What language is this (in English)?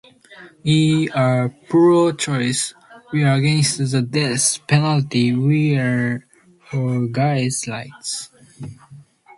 English